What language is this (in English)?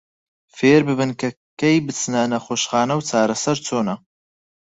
Central Kurdish